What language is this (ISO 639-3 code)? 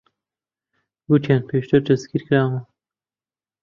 ckb